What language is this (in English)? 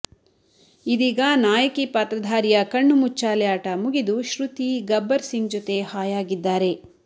Kannada